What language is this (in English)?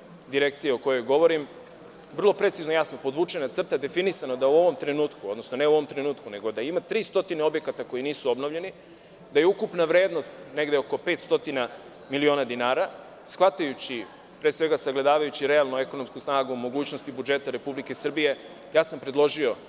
Serbian